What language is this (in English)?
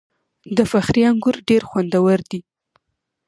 Pashto